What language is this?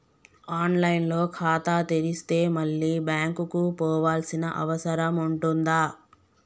Telugu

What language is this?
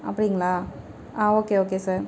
Tamil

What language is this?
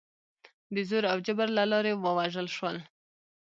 Pashto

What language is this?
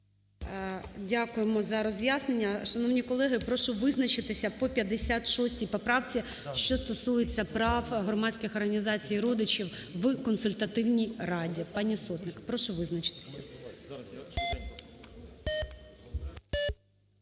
Ukrainian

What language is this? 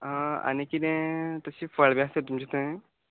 Konkani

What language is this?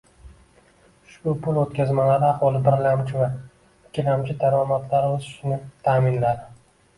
Uzbek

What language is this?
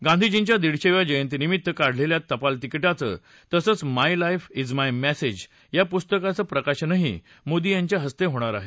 Marathi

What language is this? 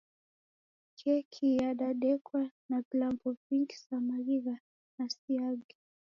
Taita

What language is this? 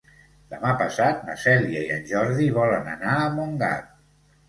Catalan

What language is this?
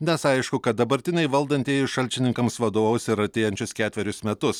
Lithuanian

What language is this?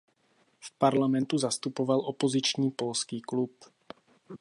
Czech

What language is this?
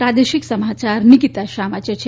Gujarati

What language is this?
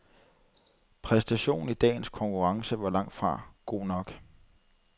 Danish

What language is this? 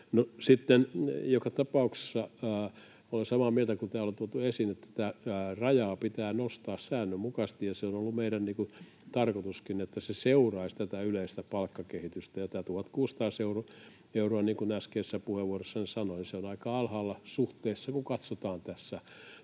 Finnish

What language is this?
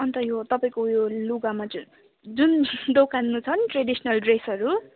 Nepali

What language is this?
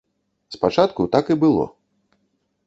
Belarusian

